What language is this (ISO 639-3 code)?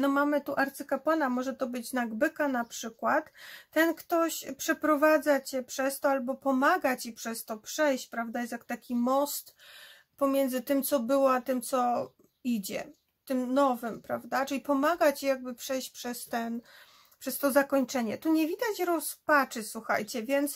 pol